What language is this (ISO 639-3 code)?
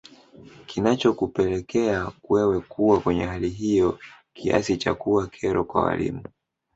swa